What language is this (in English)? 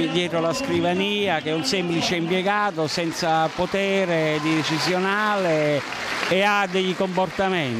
Italian